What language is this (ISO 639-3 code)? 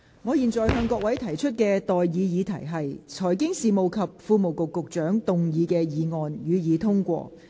yue